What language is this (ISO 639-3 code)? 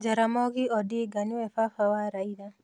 kik